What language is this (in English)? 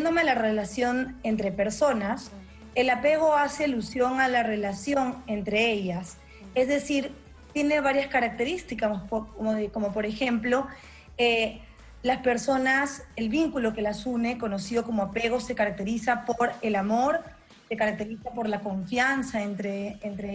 Spanish